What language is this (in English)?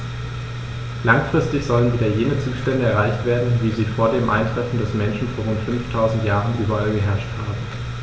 German